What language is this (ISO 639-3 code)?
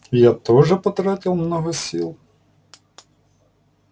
rus